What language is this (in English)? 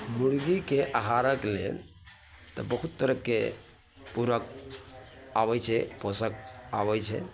Maithili